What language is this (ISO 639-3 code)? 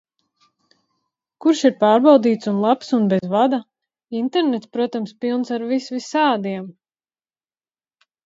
lav